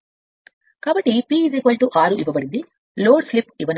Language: Telugu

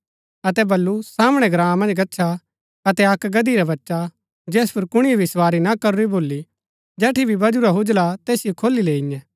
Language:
Gaddi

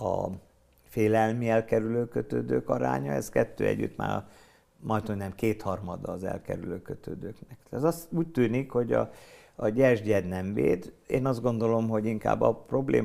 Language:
Hungarian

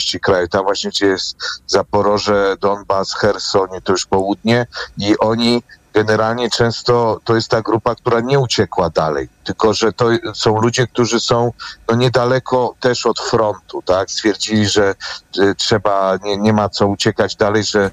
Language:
Polish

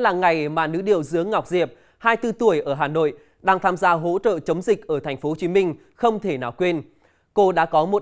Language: Vietnamese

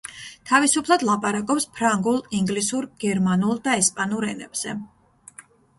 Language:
Georgian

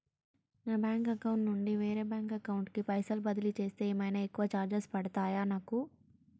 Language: Telugu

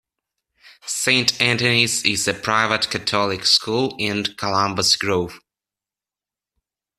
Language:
English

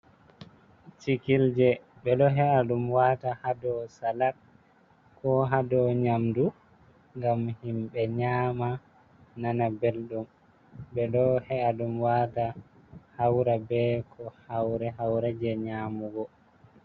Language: Fula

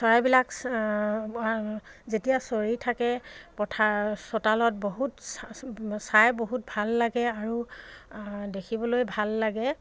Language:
Assamese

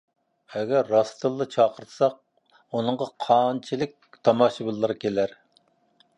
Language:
Uyghur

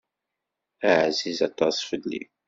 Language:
Kabyle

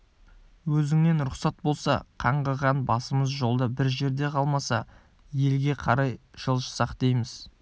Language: Kazakh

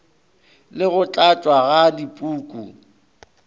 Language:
Northern Sotho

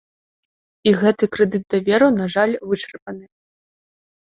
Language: Belarusian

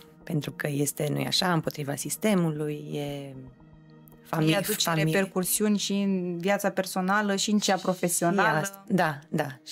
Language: Romanian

